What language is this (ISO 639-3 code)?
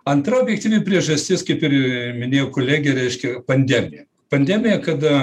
lit